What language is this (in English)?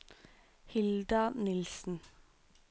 Norwegian